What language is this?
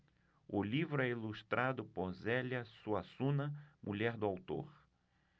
Portuguese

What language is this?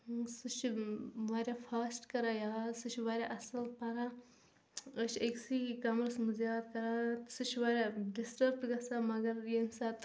Kashmiri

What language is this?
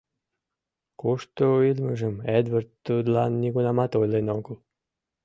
Mari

